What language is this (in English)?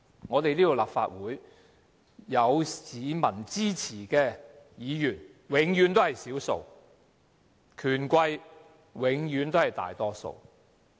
Cantonese